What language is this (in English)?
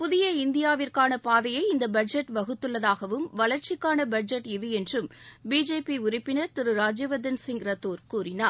Tamil